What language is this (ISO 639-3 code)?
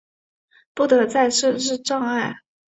zho